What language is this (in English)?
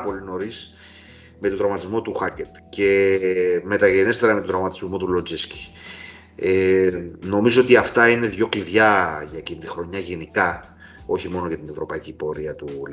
Greek